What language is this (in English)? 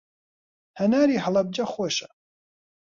Central Kurdish